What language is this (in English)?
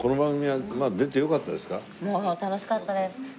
Japanese